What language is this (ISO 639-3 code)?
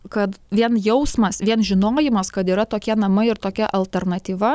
lit